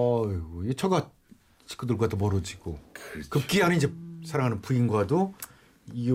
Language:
Korean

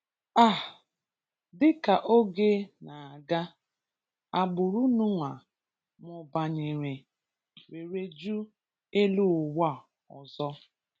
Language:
Igbo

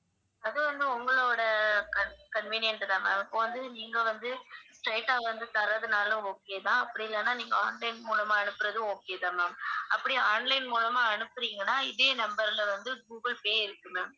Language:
Tamil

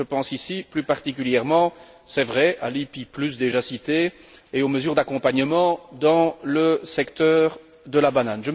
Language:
French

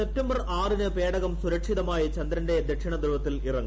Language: Malayalam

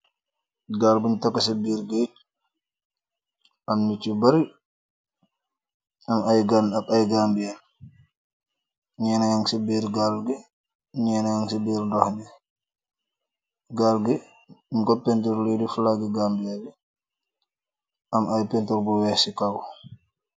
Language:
Wolof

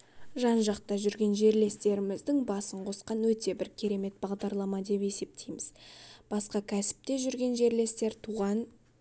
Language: Kazakh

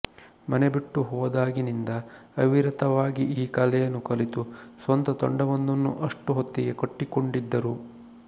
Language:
Kannada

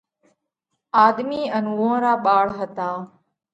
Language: Parkari Koli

